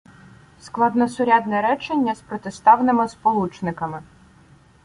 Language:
Ukrainian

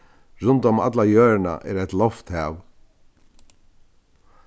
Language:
Faroese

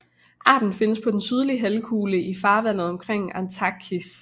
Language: Danish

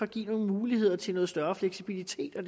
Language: Danish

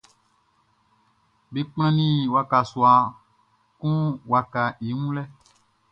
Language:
Baoulé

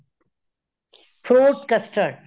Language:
Punjabi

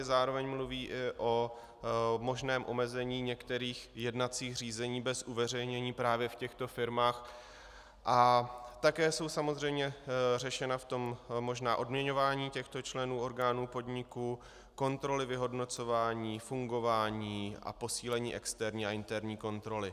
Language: Czech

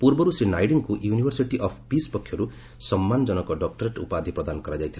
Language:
Odia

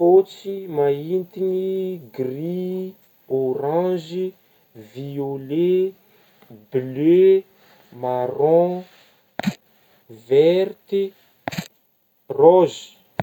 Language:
Northern Betsimisaraka Malagasy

